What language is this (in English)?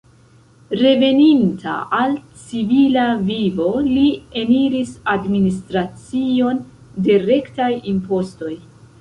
Esperanto